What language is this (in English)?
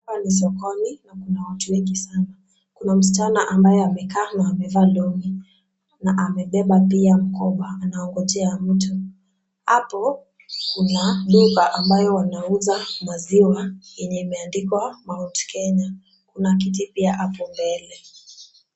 Swahili